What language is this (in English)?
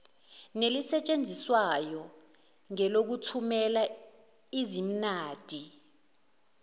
Zulu